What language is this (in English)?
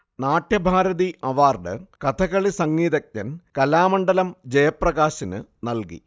Malayalam